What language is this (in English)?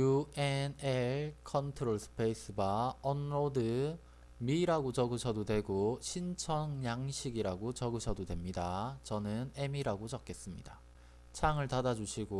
Korean